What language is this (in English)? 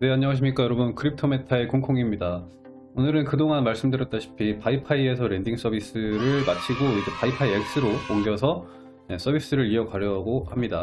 Korean